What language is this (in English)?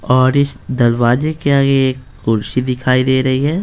Hindi